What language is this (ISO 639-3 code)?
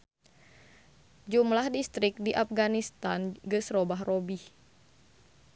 sun